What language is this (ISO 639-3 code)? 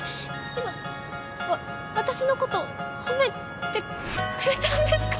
jpn